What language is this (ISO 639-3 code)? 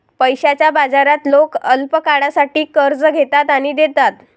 mar